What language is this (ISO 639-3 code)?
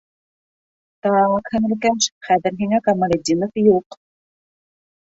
bak